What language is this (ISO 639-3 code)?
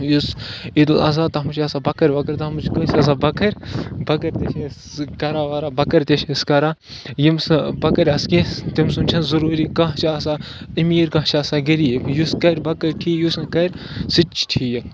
kas